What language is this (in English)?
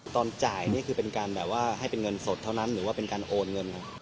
Thai